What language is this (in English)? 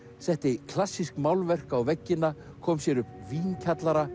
Icelandic